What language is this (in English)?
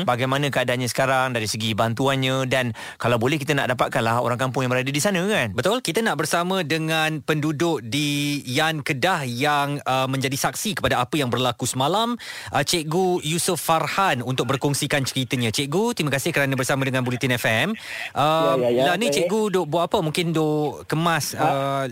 Malay